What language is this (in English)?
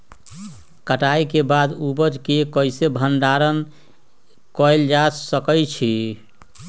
Magahi